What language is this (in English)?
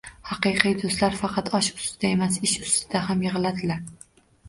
Uzbek